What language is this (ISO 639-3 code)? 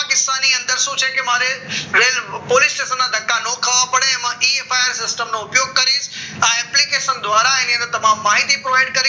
guj